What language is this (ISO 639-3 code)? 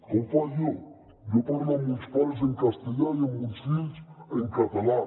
cat